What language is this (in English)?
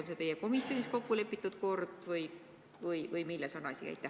Estonian